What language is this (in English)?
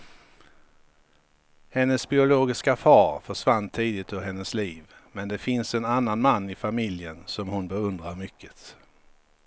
Swedish